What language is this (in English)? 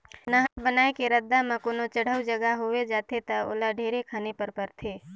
Chhattisgarhi